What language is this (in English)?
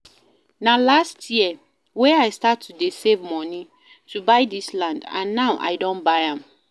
Nigerian Pidgin